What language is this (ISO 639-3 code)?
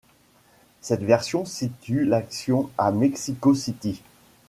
fra